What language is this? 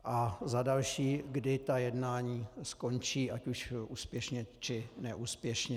Czech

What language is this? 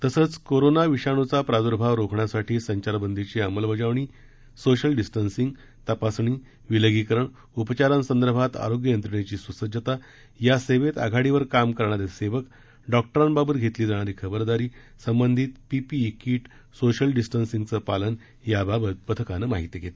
Marathi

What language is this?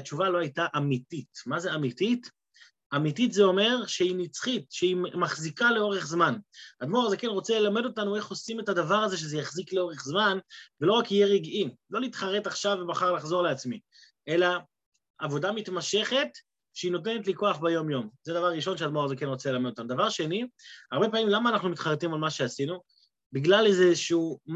Hebrew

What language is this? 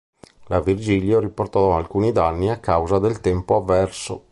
Italian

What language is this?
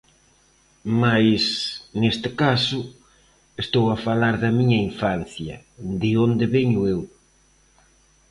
Galician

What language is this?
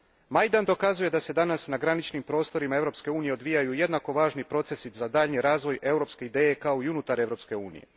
Croatian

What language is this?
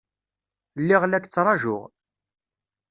Kabyle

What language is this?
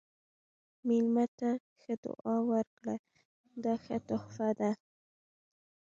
Pashto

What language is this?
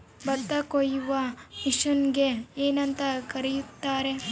Kannada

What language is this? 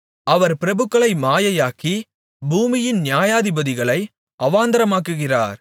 Tamil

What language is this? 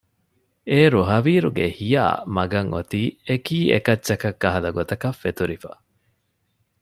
Divehi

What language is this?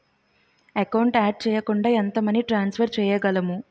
Telugu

